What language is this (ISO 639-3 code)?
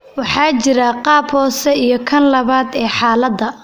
som